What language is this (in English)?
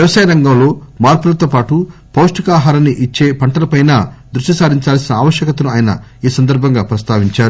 Telugu